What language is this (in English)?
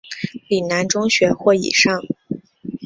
Chinese